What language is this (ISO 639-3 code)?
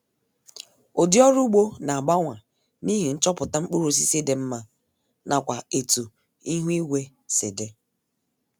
ibo